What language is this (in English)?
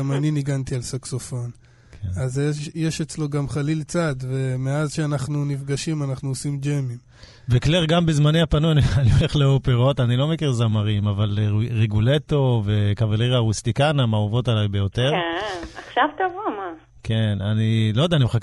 Hebrew